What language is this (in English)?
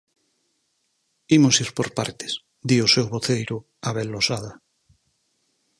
Galician